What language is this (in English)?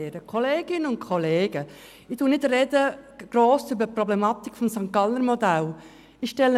Swiss German